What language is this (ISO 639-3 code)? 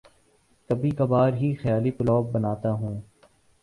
urd